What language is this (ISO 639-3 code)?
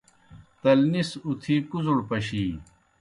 plk